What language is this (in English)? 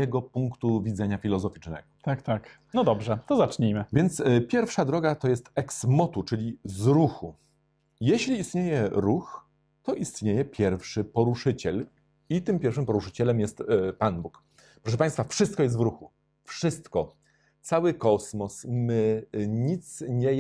Polish